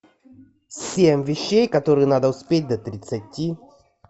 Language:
Russian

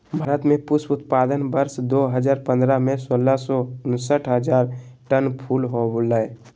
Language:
Magahi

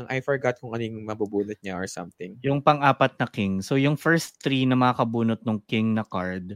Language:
Filipino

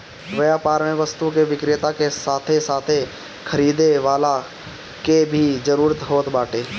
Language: Bhojpuri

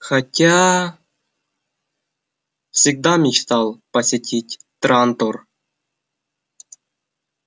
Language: Russian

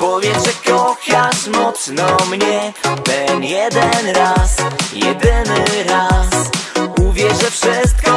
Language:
Polish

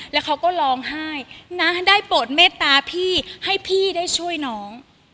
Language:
Thai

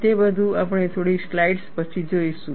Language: Gujarati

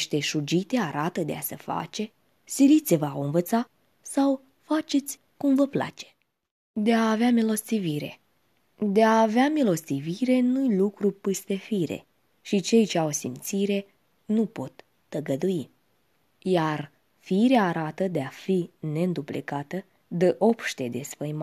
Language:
Romanian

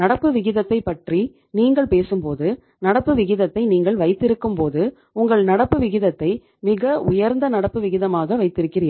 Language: Tamil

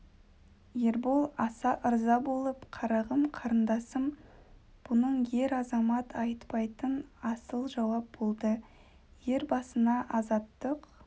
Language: Kazakh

